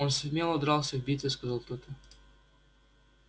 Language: Russian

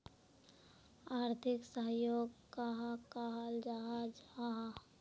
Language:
Magahi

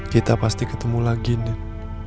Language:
Indonesian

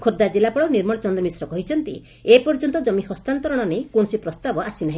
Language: Odia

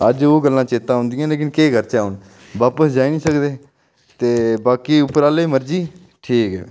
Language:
Dogri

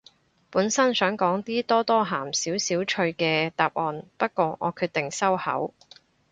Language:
Cantonese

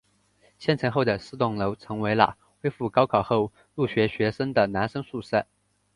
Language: Chinese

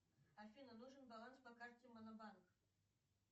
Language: Russian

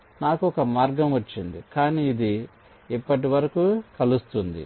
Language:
Telugu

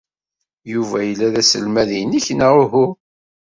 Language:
Kabyle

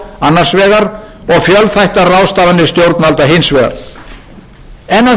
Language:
Icelandic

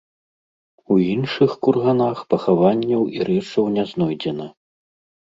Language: Belarusian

